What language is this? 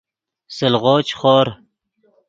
Yidgha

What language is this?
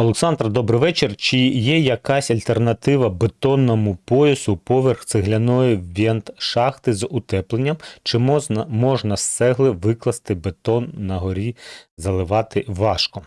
Ukrainian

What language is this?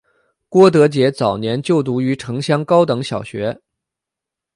Chinese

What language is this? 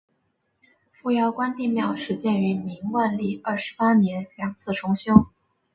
Chinese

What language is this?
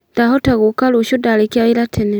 Kikuyu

